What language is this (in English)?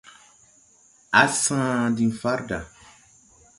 Tupuri